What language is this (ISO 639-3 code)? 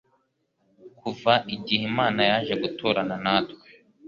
kin